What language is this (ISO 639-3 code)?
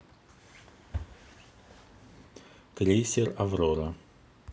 rus